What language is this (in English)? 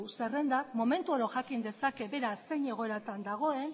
Basque